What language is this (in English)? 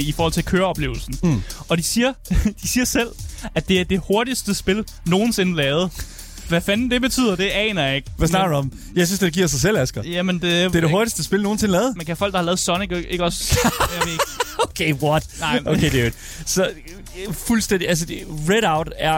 Danish